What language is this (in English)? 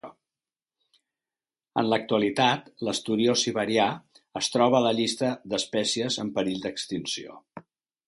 Catalan